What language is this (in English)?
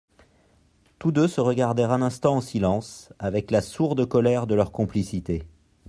French